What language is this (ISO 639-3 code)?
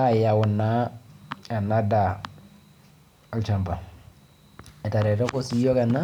mas